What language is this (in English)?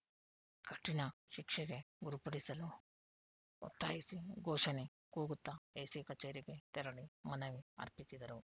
Kannada